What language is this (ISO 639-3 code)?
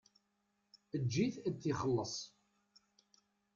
kab